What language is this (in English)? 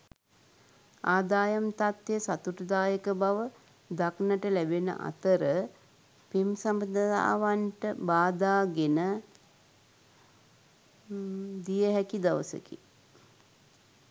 Sinhala